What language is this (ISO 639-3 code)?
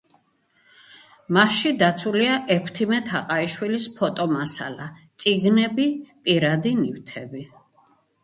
kat